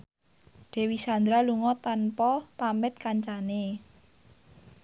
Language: Javanese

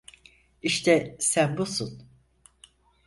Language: Turkish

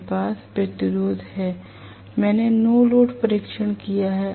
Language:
Hindi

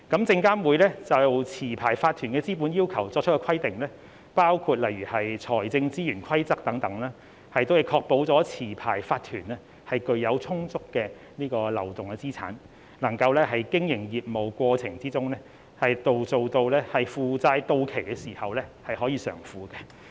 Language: Cantonese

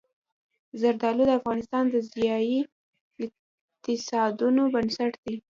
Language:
Pashto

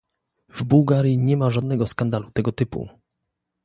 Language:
Polish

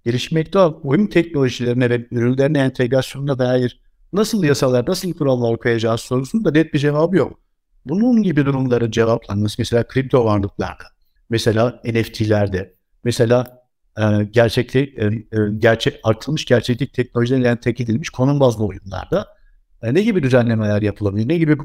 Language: Turkish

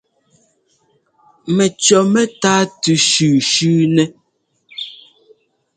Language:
Ngomba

